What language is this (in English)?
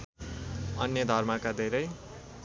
Nepali